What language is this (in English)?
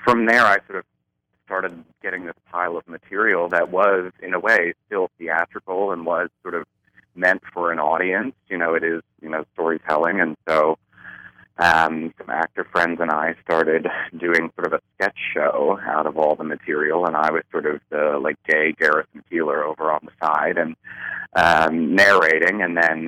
English